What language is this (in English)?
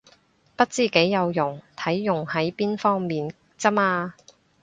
Cantonese